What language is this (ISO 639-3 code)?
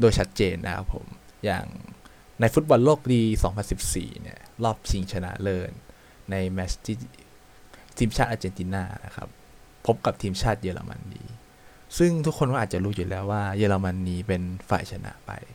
tha